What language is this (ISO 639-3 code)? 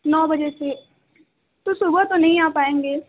urd